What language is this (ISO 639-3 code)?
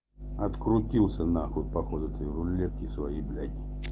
rus